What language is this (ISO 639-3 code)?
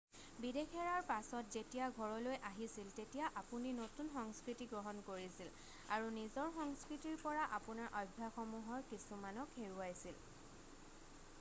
asm